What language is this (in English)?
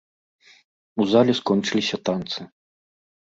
Belarusian